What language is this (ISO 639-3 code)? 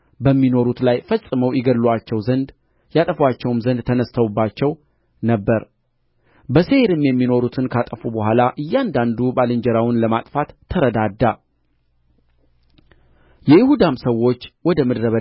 amh